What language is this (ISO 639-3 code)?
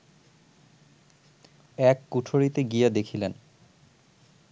ben